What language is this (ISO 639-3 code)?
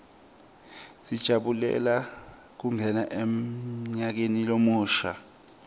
ssw